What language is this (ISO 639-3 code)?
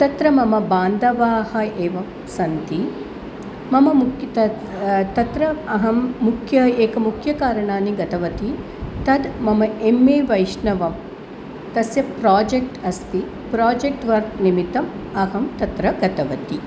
san